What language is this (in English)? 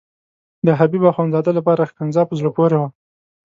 Pashto